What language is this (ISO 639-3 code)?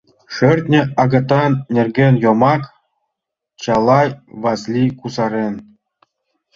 chm